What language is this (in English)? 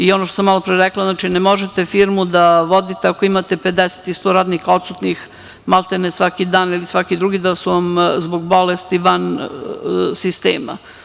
Serbian